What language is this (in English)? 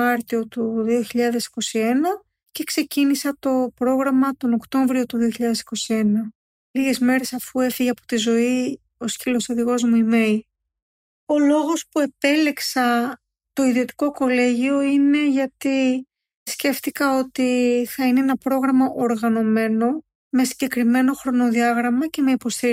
Greek